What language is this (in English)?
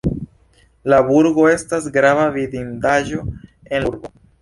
Esperanto